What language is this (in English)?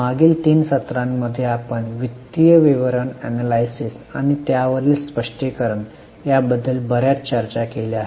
Marathi